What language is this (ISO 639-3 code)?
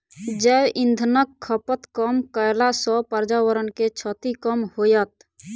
mai